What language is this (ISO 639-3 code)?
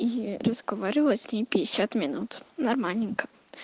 rus